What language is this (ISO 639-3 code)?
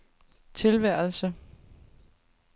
dan